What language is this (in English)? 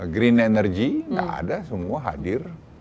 Indonesian